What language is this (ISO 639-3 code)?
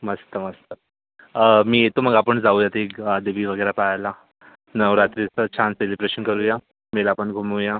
mar